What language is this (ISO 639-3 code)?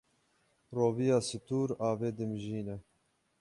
kur